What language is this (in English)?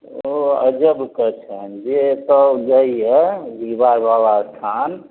Maithili